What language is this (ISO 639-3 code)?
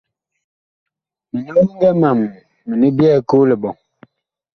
bkh